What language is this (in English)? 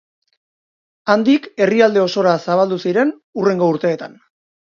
Basque